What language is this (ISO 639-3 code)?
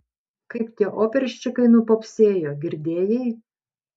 lit